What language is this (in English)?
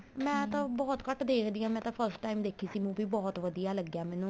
Punjabi